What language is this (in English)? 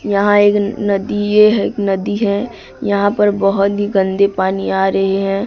Hindi